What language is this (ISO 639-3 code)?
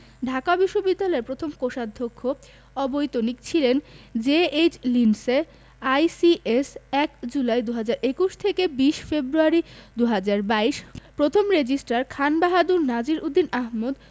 ben